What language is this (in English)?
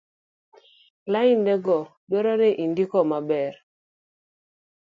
Luo (Kenya and Tanzania)